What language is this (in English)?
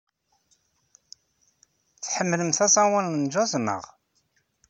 Kabyle